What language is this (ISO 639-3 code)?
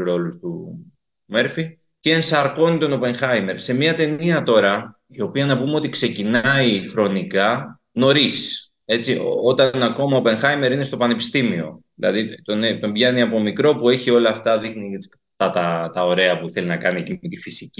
ell